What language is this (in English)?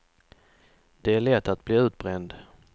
Swedish